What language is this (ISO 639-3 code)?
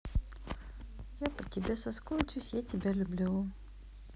rus